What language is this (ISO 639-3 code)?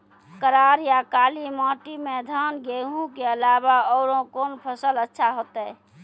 mai